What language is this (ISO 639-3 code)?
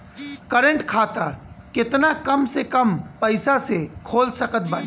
bho